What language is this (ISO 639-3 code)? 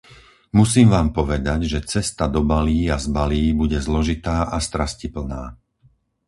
slk